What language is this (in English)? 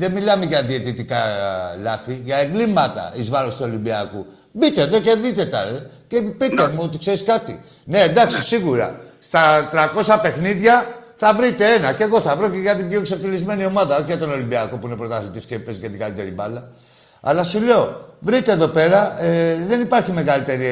Greek